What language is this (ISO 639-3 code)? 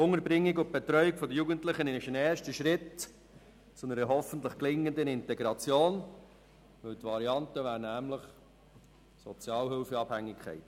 gsw